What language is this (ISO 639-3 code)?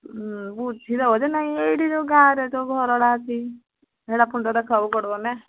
ori